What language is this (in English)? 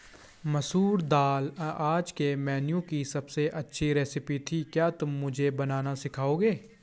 Hindi